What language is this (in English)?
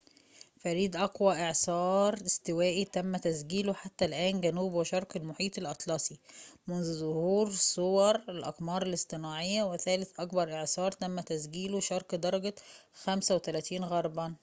Arabic